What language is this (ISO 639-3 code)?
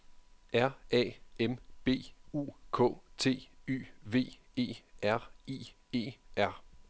dan